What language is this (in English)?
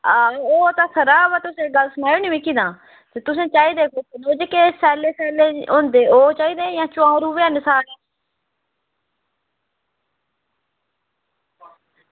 Dogri